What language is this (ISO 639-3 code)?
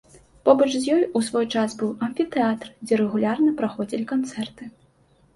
bel